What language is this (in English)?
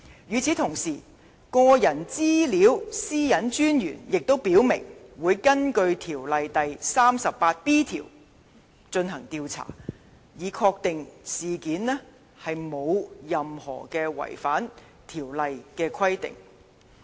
Cantonese